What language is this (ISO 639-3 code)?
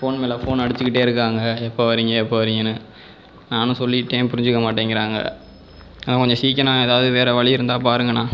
tam